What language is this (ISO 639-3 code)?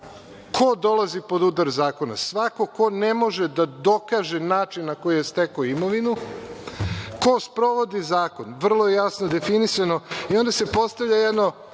srp